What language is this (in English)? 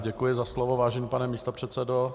Czech